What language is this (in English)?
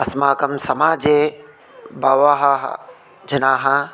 Sanskrit